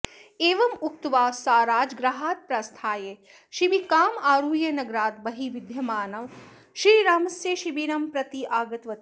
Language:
Sanskrit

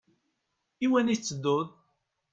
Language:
Kabyle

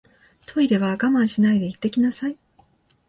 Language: Japanese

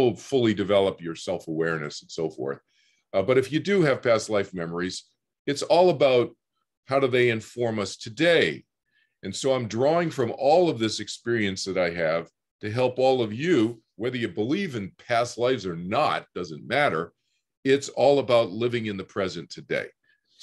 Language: English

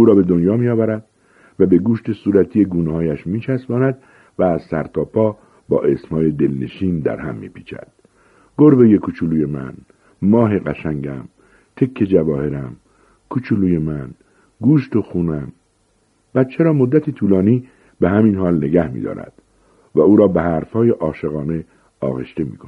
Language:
Persian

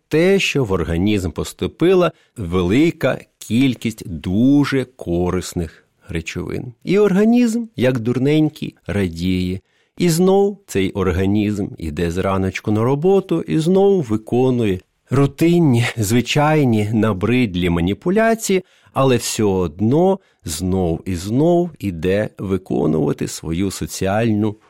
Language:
Ukrainian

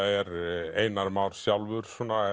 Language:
Icelandic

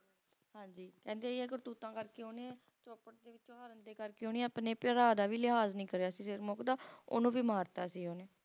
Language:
Punjabi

